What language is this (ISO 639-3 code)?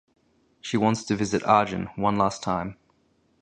eng